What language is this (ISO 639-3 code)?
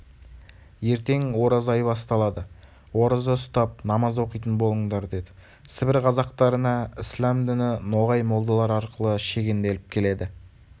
kaz